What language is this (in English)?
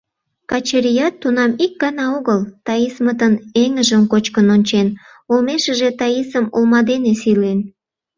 Mari